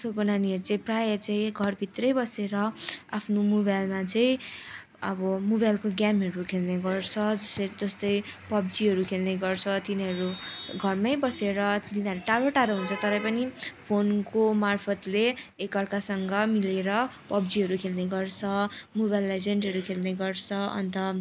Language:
Nepali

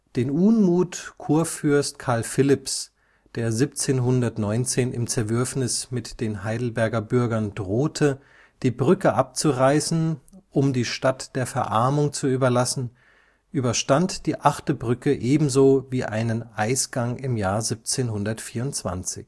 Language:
German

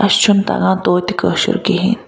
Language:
Kashmiri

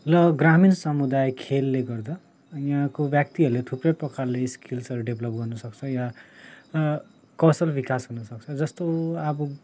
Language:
Nepali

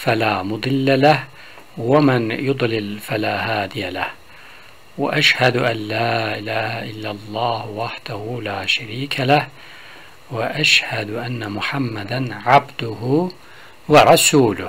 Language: Turkish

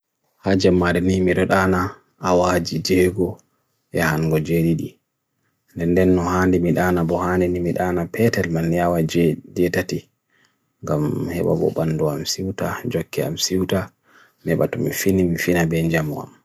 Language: Bagirmi Fulfulde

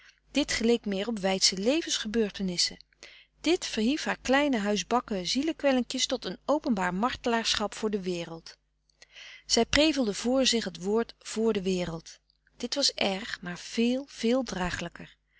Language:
Dutch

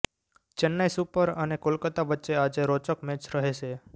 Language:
Gujarati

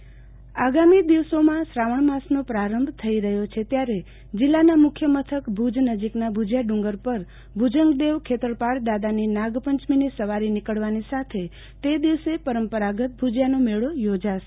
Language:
Gujarati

